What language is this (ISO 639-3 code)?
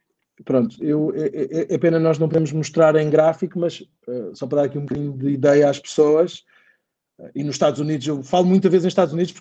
por